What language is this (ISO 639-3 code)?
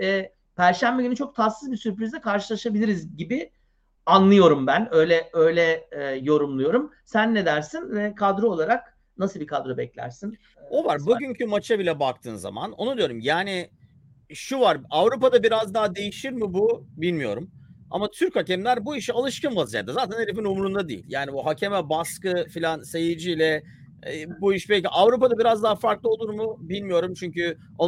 tur